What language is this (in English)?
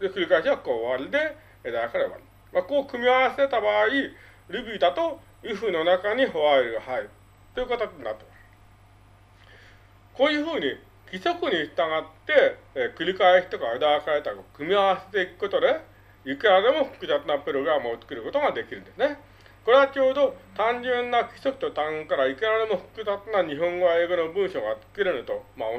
Japanese